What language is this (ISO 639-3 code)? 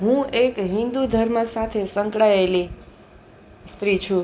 guj